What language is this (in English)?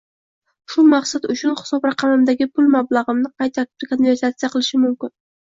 Uzbek